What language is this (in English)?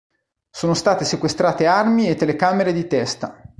Italian